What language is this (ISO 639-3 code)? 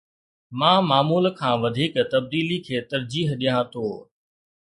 snd